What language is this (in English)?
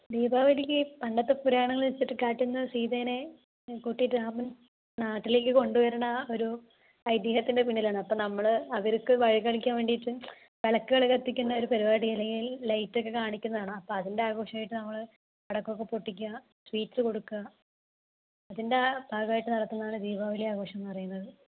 Malayalam